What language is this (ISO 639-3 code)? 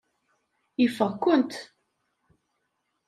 kab